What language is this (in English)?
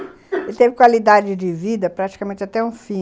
Portuguese